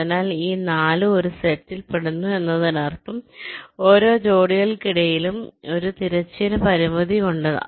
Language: Malayalam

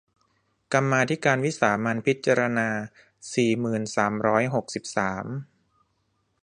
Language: Thai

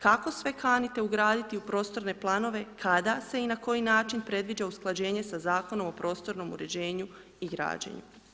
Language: Croatian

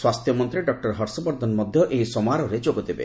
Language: Odia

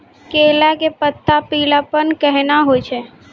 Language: Maithili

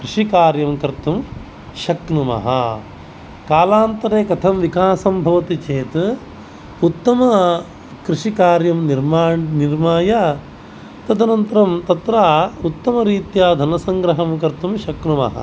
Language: Sanskrit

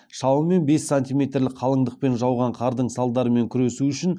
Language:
Kazakh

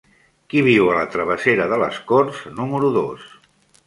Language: Catalan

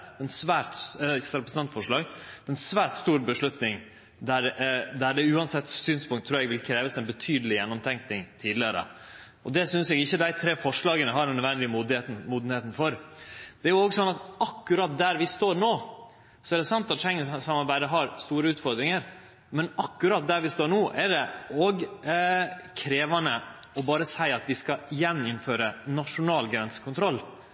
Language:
Norwegian Nynorsk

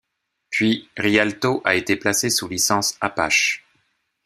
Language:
French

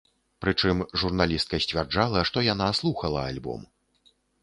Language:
Belarusian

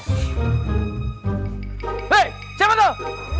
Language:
Indonesian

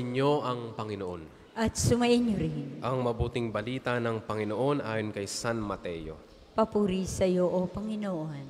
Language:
Filipino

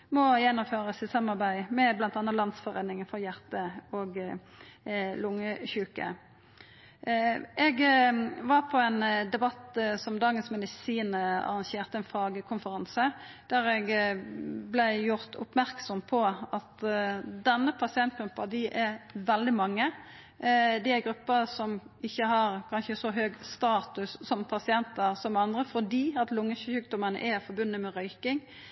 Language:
Norwegian Nynorsk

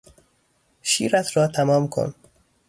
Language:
Persian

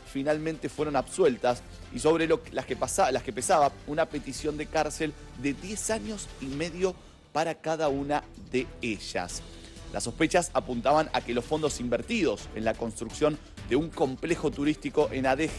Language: Spanish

